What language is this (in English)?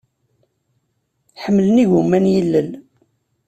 Kabyle